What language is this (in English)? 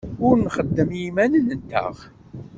Kabyle